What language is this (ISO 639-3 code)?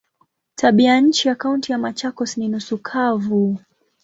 swa